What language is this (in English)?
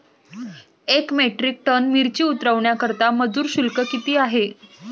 Marathi